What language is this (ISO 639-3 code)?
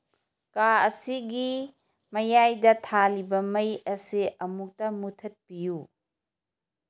mni